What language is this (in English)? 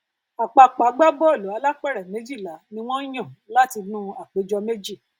Yoruba